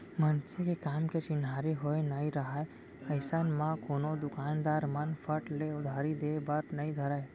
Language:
Chhattisgarhi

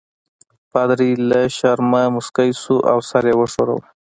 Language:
Pashto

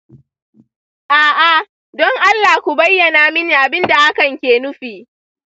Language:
Hausa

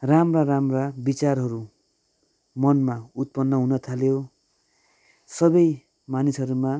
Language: Nepali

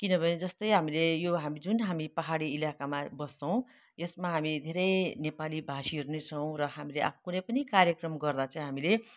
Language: Nepali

